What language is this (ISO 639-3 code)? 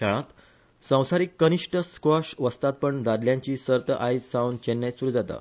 kok